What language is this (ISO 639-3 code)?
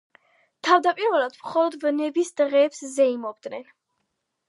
kat